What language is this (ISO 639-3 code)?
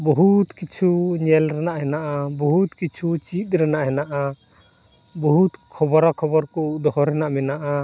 sat